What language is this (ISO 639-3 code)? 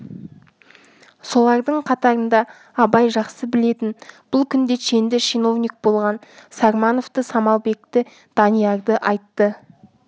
kaz